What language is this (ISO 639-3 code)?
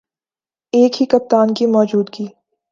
urd